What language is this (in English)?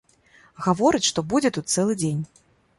Belarusian